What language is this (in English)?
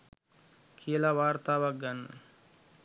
Sinhala